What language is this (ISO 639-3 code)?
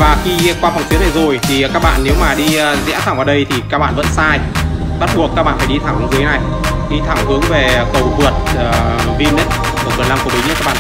vie